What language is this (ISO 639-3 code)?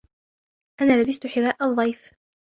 ara